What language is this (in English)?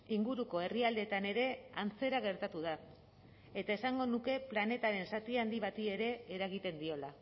Basque